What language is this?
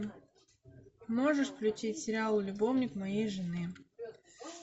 Russian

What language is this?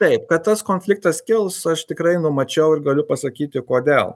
Lithuanian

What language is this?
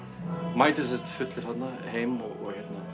Icelandic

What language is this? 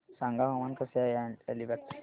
Marathi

